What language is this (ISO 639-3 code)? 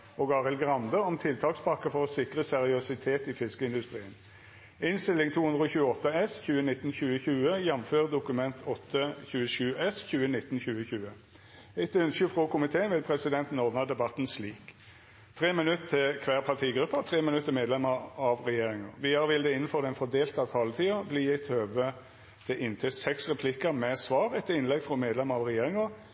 nno